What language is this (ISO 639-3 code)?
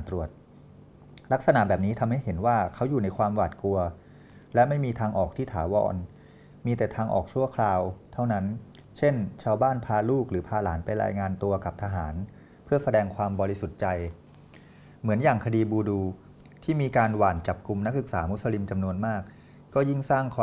tha